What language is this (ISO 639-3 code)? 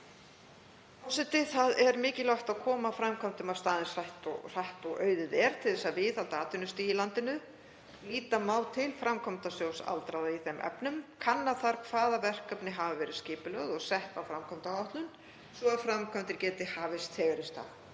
isl